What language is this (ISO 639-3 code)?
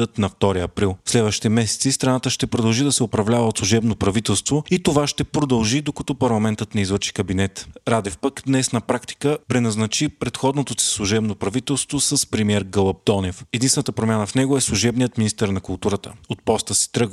bul